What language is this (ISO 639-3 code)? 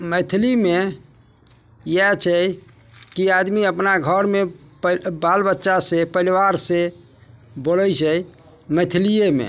mai